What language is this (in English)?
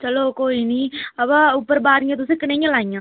Dogri